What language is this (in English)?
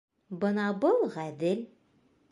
Bashkir